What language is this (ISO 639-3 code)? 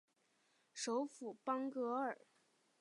zho